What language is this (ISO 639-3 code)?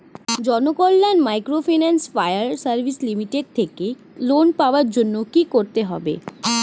ben